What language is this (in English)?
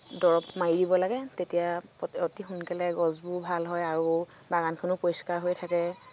Assamese